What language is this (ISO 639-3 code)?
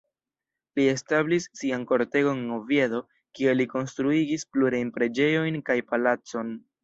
epo